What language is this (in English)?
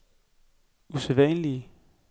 Danish